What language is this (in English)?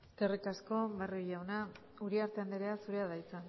Basque